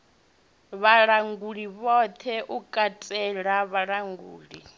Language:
Venda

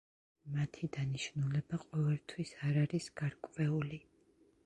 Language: Georgian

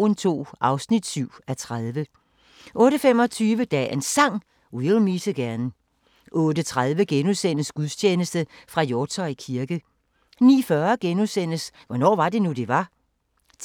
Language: Danish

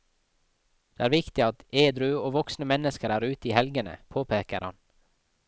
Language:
Norwegian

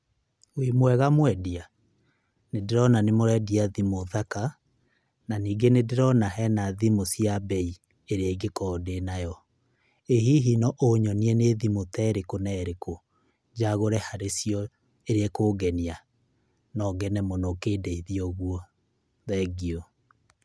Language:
Kikuyu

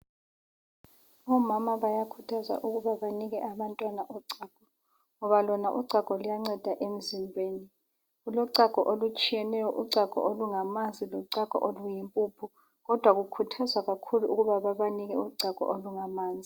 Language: North Ndebele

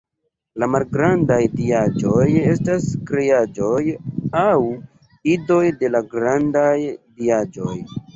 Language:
Esperanto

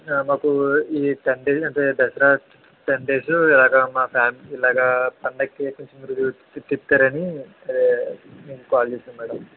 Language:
Telugu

